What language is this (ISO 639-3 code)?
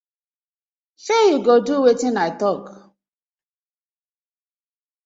pcm